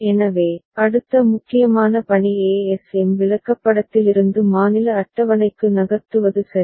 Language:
Tamil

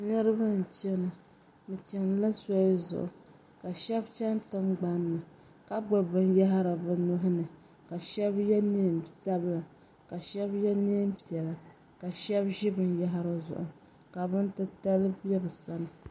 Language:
Dagbani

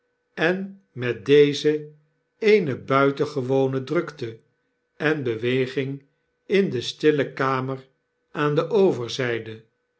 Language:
Dutch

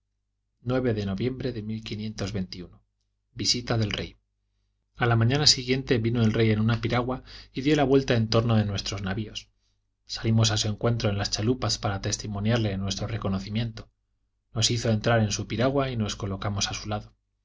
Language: Spanish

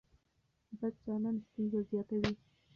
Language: Pashto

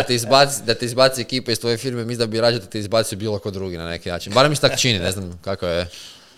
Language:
Croatian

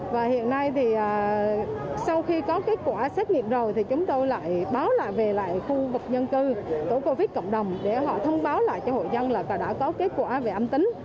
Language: Vietnamese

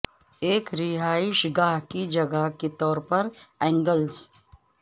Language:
Urdu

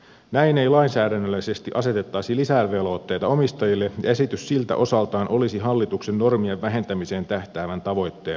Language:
Finnish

